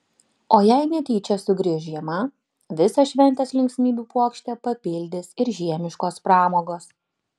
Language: Lithuanian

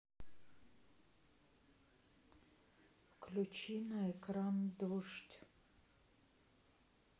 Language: Russian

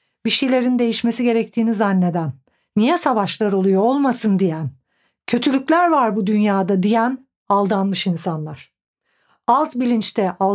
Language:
Turkish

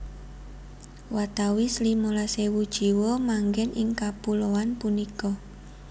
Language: Javanese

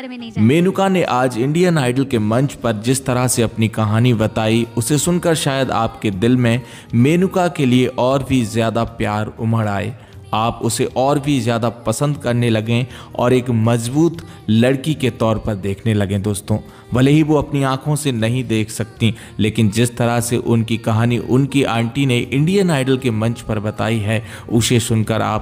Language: Hindi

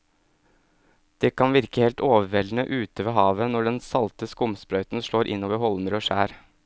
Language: Norwegian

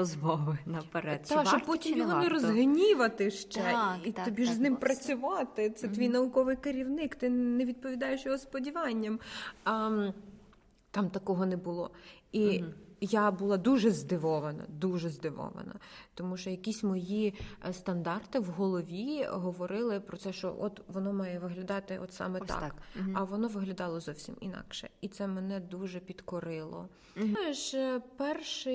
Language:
Ukrainian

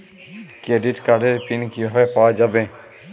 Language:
Bangla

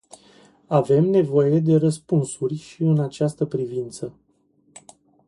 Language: Romanian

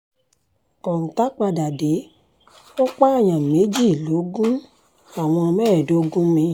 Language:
Yoruba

